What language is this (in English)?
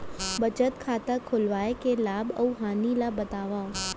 Chhattisgarhi